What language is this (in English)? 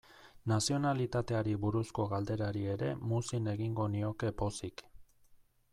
Basque